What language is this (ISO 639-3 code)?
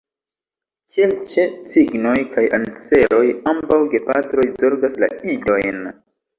epo